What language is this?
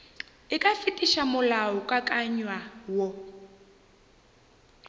Northern Sotho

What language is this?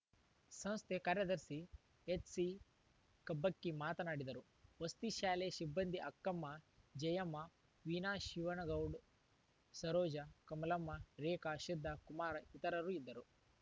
Kannada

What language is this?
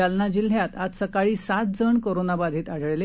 Marathi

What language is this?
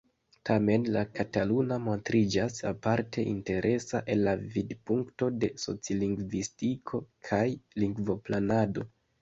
Esperanto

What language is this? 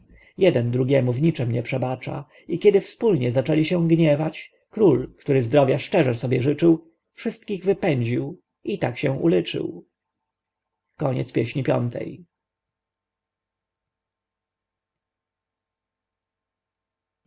Polish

